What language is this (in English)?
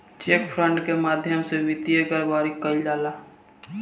Bhojpuri